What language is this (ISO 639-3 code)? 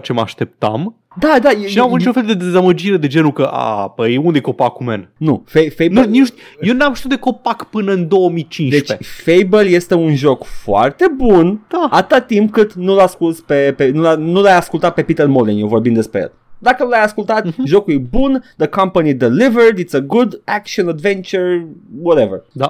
ron